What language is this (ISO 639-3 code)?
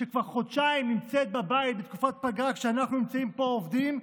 heb